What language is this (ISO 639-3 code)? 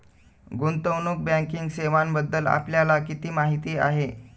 mar